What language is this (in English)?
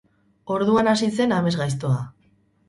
Basque